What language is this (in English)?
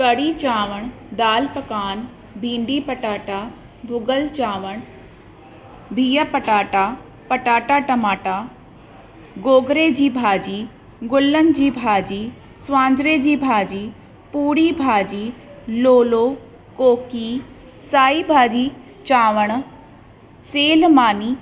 Sindhi